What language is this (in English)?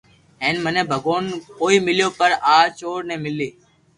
Loarki